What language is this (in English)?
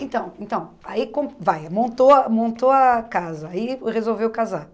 Portuguese